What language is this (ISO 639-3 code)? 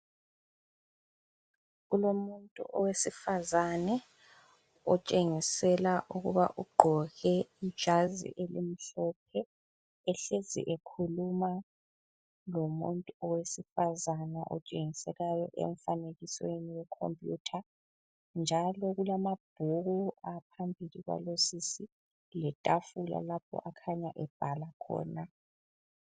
nde